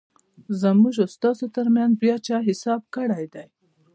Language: Pashto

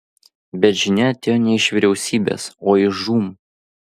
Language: Lithuanian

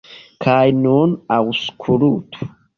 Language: Esperanto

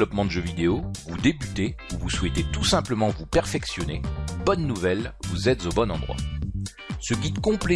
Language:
French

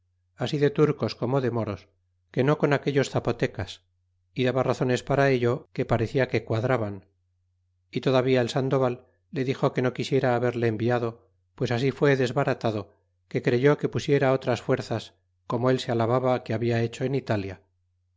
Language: Spanish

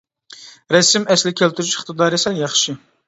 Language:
Uyghur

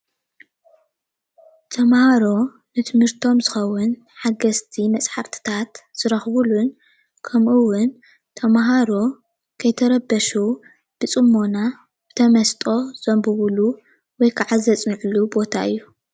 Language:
Tigrinya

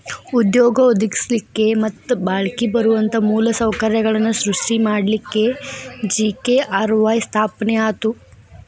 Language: Kannada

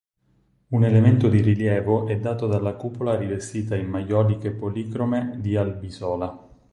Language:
Italian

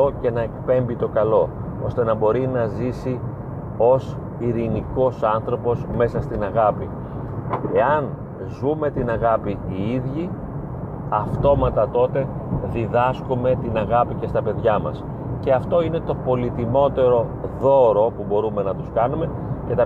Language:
Greek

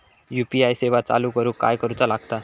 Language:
Marathi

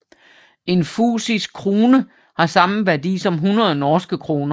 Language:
Danish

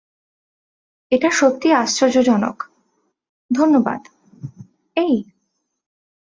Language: Bangla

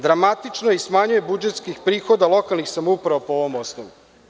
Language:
Serbian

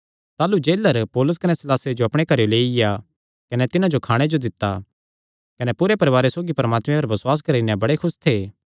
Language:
Kangri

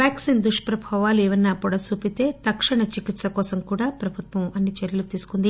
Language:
Telugu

